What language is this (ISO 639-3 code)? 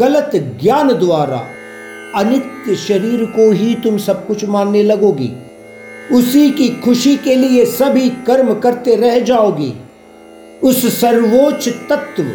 hin